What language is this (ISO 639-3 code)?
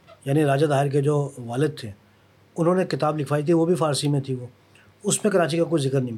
urd